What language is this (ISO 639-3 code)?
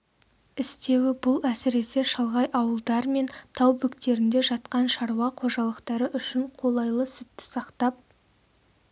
kaz